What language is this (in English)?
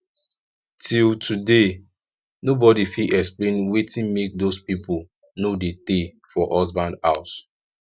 Nigerian Pidgin